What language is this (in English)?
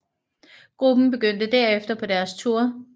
Danish